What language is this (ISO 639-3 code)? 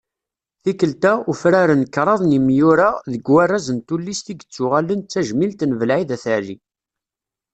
kab